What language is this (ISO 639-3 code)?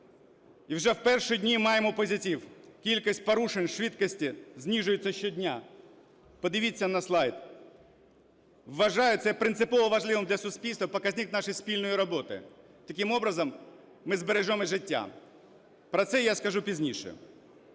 ukr